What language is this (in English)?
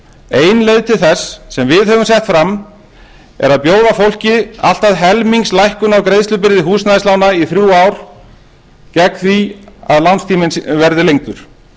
Icelandic